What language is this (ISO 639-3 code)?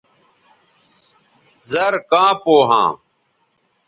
btv